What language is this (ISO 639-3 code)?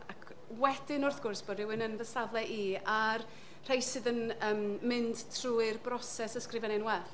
cym